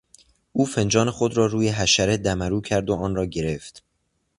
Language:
Persian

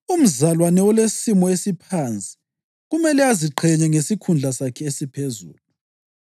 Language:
North Ndebele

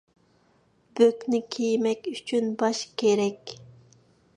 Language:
Uyghur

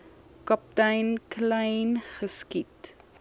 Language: Afrikaans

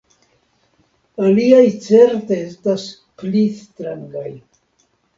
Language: Esperanto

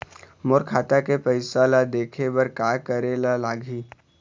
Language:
Chhattisgarhi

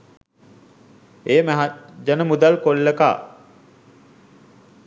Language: Sinhala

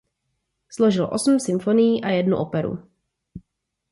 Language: Czech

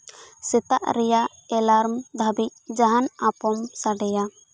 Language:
Santali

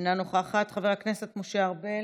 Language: Hebrew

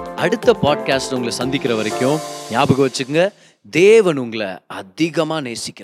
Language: Tamil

